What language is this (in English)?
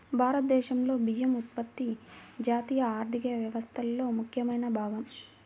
Telugu